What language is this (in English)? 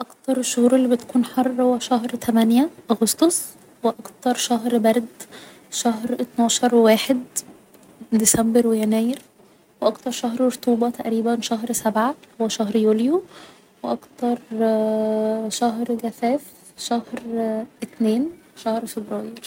Egyptian Arabic